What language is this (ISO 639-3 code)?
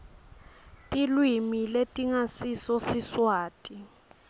ssw